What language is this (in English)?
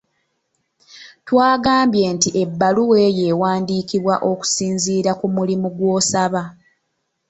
Ganda